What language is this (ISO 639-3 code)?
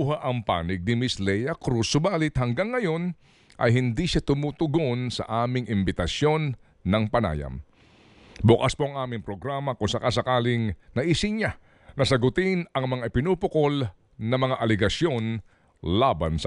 fil